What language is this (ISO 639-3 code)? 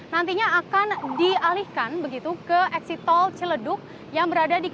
ind